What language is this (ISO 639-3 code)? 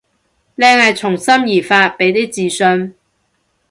yue